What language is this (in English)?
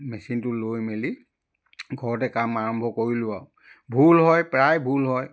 Assamese